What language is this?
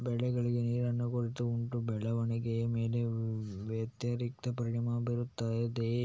Kannada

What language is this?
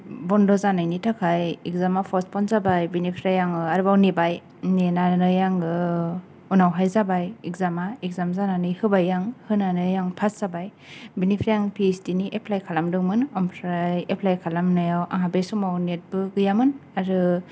Bodo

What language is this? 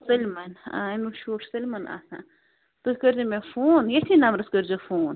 Kashmiri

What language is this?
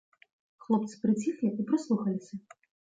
Belarusian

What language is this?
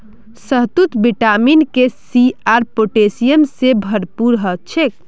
Magahi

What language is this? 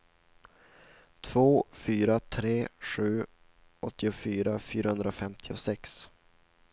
Swedish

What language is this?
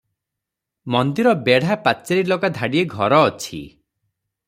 Odia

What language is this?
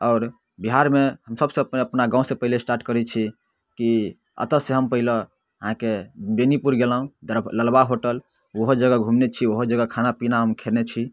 Maithili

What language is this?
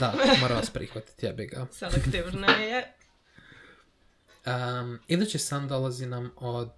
Croatian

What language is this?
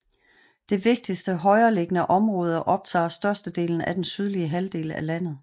Danish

